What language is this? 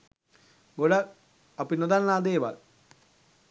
Sinhala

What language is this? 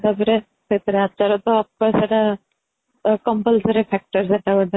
Odia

